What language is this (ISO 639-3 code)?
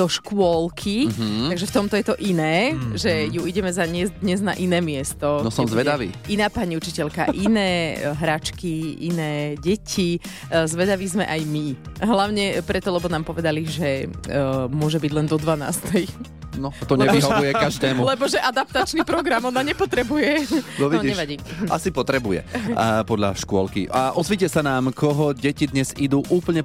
slk